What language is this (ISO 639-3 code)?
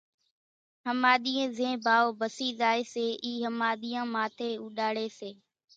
gjk